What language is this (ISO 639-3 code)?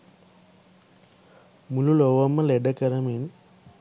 sin